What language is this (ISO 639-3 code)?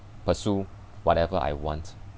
eng